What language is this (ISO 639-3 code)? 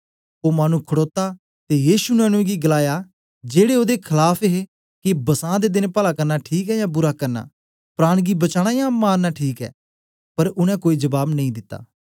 doi